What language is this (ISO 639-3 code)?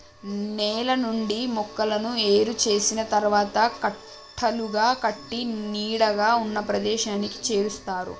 tel